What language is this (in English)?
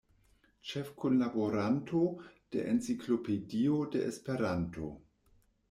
Esperanto